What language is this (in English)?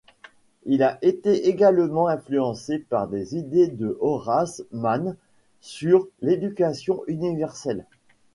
French